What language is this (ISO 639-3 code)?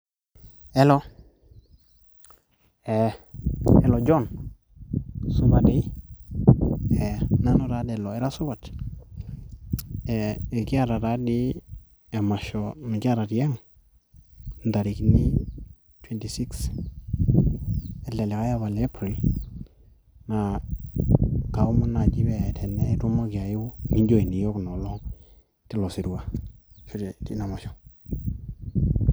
mas